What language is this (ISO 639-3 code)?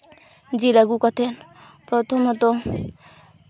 sat